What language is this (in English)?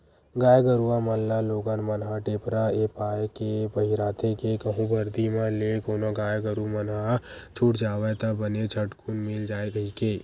Chhattisgarhi